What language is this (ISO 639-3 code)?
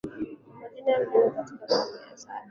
swa